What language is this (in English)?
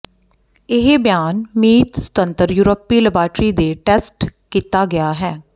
Punjabi